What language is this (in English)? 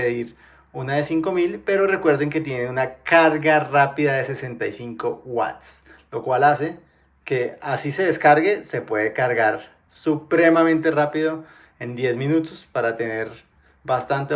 Spanish